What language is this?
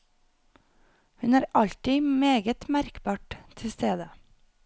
Norwegian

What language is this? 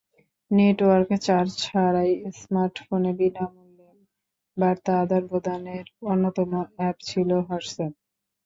Bangla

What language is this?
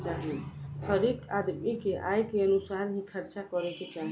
Bhojpuri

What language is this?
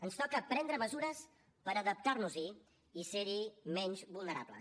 Catalan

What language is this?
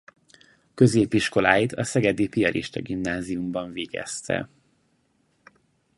Hungarian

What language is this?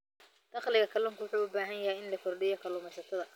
Somali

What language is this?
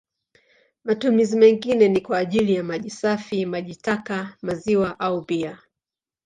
Swahili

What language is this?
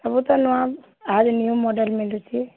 Odia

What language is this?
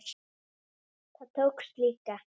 Icelandic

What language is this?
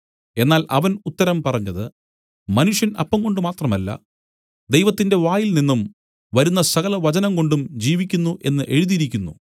Malayalam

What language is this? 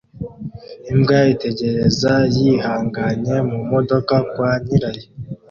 Kinyarwanda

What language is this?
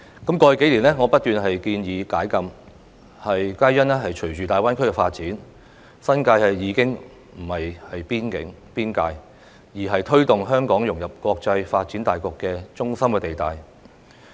Cantonese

